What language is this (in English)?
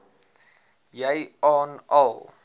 Afrikaans